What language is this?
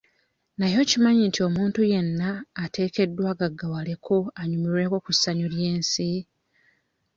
Ganda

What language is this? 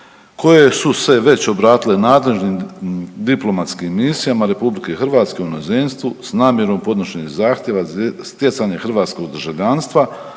Croatian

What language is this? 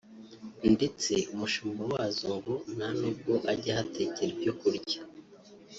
Kinyarwanda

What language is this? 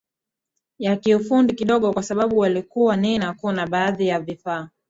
Swahili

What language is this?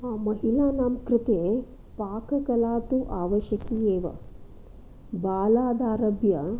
Sanskrit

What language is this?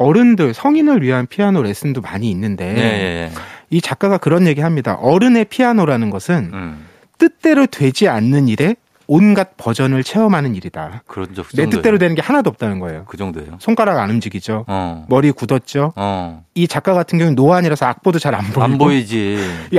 Korean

